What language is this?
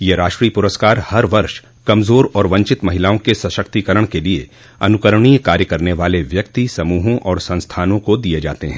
Hindi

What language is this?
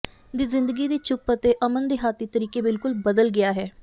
Punjabi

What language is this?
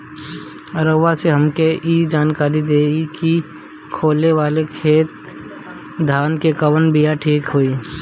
Bhojpuri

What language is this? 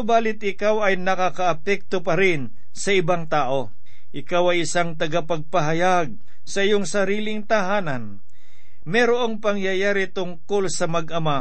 Filipino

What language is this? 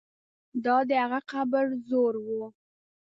Pashto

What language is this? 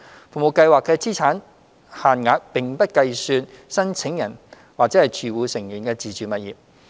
Cantonese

